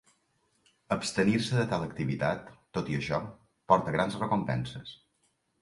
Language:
Catalan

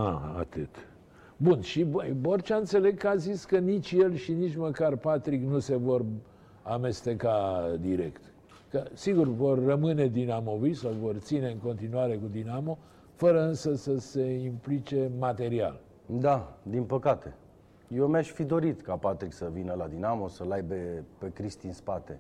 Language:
Romanian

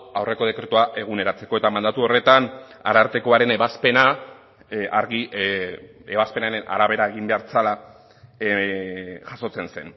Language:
Basque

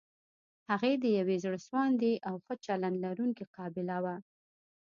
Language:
Pashto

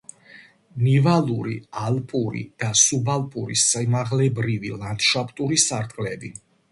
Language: Georgian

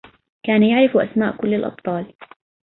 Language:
Arabic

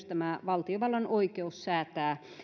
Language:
Finnish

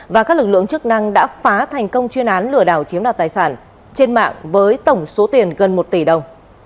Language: Vietnamese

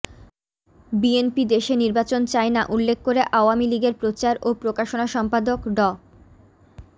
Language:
Bangla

